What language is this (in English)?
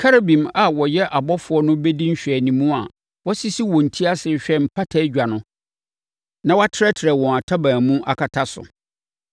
Akan